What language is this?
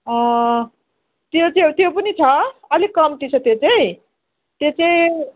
Nepali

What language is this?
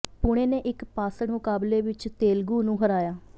Punjabi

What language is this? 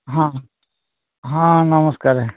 Odia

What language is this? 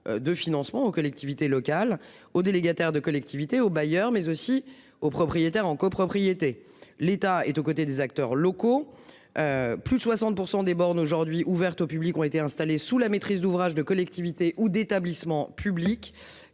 French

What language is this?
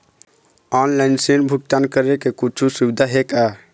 Chhattisgarhi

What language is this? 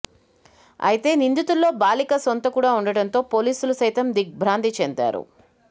Telugu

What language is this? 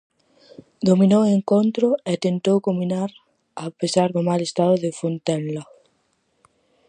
Galician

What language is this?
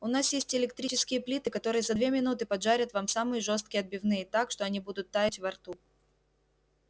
Russian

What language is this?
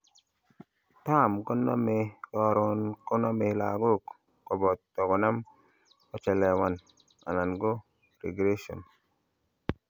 Kalenjin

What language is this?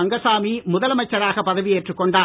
Tamil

